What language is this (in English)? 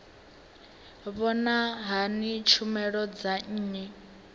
Venda